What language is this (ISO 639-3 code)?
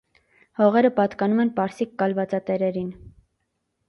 hye